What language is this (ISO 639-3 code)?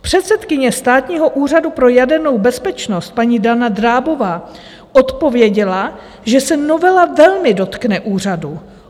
ces